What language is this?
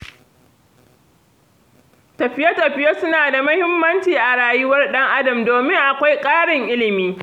Hausa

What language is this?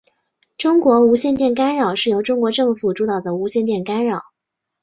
Chinese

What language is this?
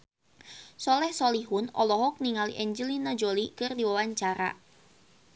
Sundanese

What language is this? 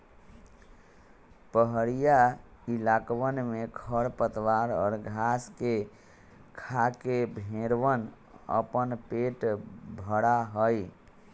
Magahi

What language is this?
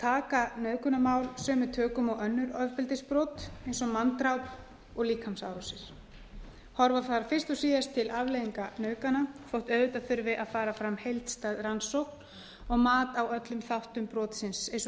Icelandic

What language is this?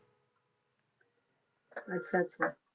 Punjabi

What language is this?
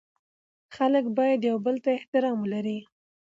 Pashto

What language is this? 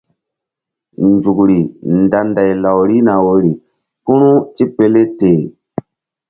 Mbum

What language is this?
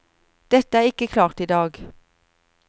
Norwegian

